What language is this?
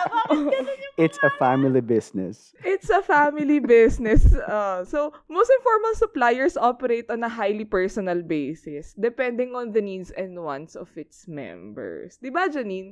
Filipino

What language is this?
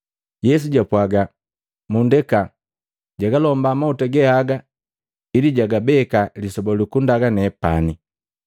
Matengo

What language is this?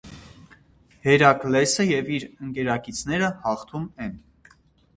Armenian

